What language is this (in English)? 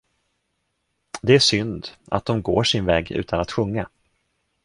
Swedish